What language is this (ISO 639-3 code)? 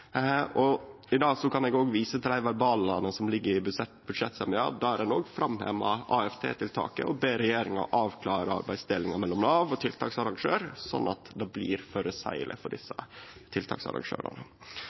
nno